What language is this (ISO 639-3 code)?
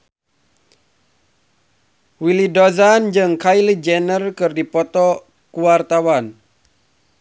sun